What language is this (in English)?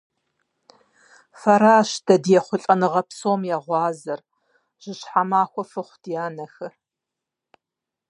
Kabardian